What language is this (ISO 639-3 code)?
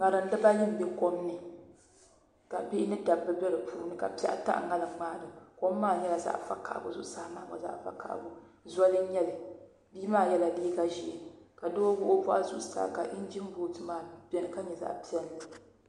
dag